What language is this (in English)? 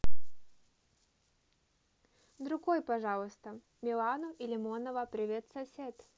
Russian